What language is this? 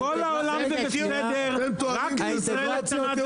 Hebrew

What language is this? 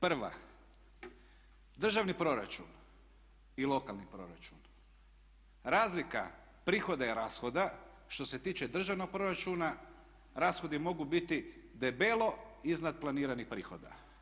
Croatian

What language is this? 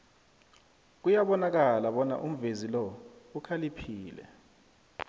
South Ndebele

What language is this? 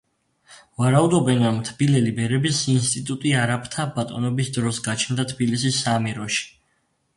Georgian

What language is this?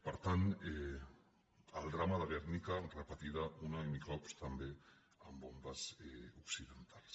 Catalan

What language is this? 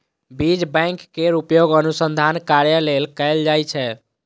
Maithili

